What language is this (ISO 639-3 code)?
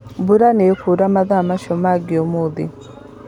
kik